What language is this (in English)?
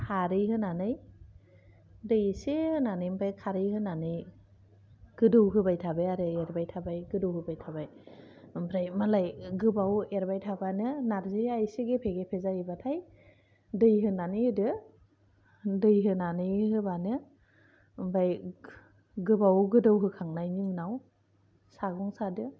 Bodo